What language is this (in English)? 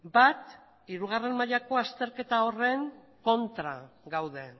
Basque